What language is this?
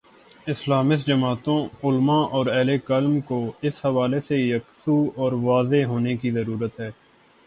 Urdu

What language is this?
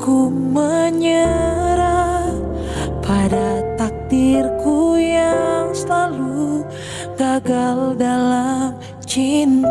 Indonesian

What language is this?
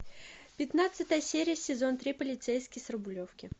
Russian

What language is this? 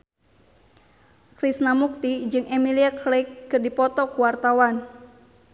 Sundanese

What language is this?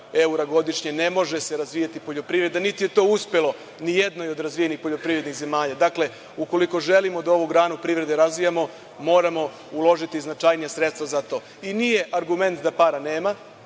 Serbian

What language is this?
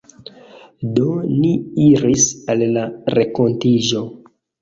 Esperanto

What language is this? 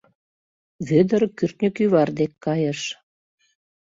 Mari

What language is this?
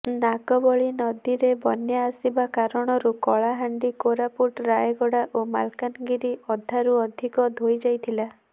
Odia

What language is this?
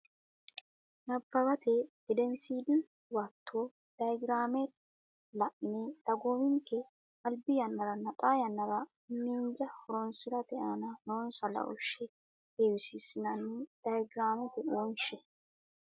Sidamo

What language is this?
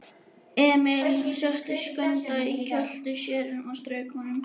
Icelandic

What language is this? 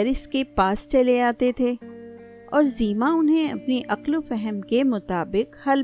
Urdu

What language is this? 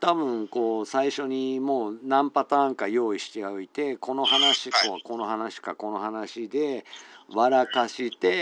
Japanese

